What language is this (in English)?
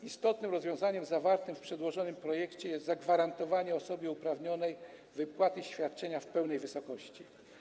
Polish